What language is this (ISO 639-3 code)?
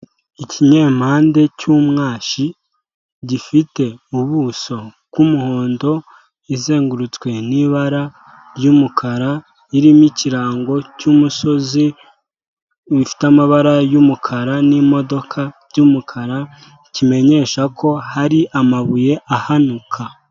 kin